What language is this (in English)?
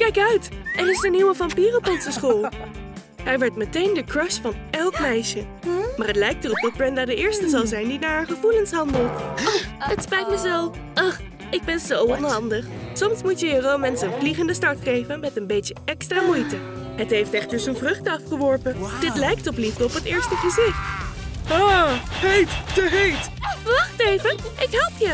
Dutch